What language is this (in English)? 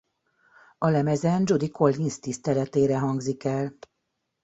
Hungarian